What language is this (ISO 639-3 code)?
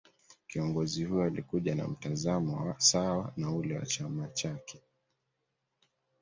swa